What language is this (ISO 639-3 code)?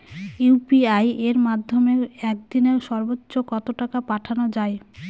ben